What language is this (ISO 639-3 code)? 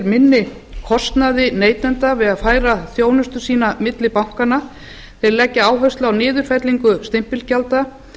isl